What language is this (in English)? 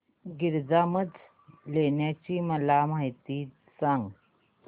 Marathi